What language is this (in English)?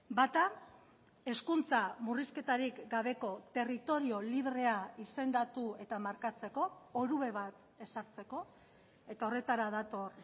Basque